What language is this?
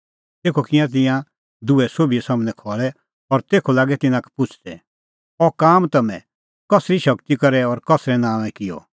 Kullu Pahari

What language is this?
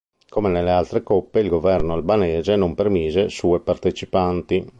Italian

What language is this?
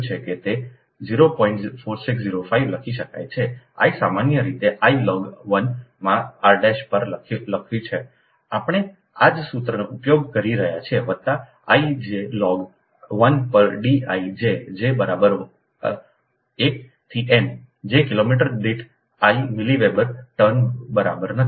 Gujarati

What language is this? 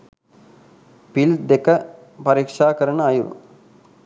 Sinhala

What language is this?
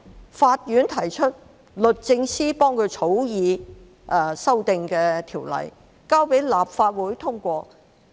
Cantonese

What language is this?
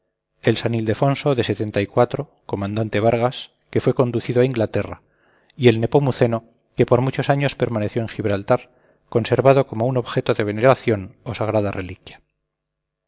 Spanish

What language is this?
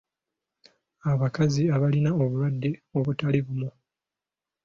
Ganda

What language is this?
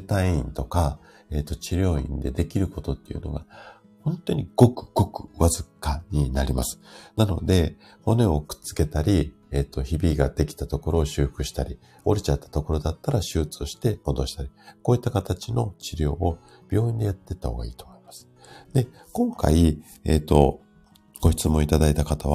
Japanese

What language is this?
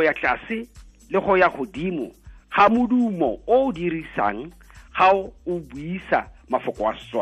Swahili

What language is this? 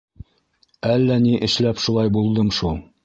Bashkir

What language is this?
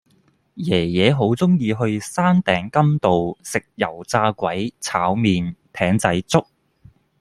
Cantonese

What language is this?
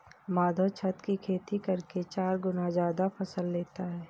Hindi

